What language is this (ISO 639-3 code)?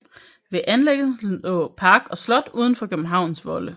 dan